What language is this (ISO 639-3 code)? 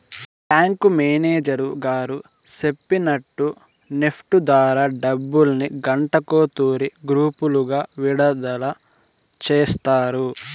tel